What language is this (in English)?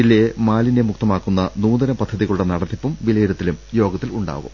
Malayalam